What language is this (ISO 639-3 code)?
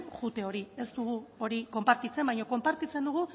eus